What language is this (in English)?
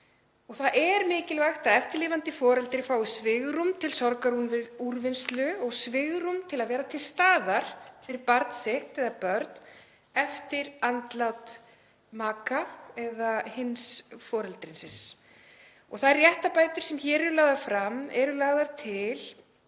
Icelandic